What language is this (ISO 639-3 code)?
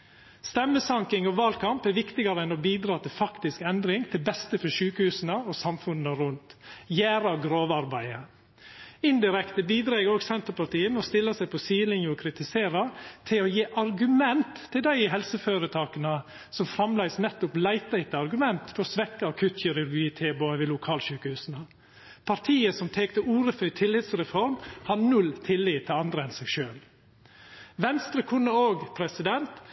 nno